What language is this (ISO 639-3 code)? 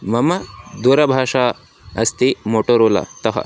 san